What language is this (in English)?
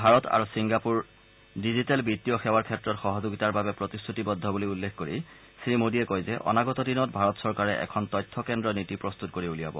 Assamese